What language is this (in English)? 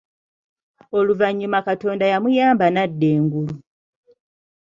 Ganda